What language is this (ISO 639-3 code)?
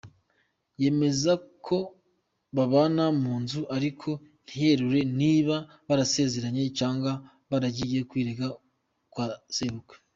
kin